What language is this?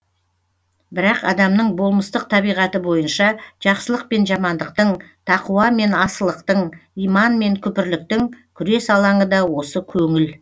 Kazakh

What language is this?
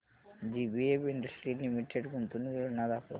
Marathi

